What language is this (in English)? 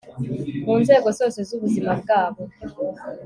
Kinyarwanda